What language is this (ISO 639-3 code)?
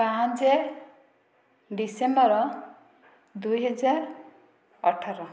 ori